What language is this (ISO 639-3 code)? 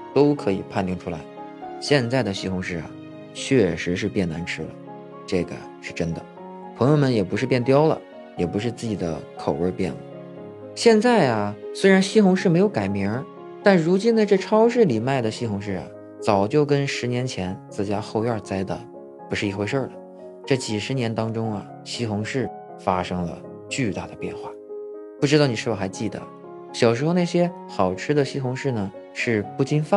zho